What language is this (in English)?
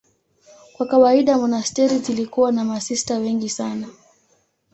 Swahili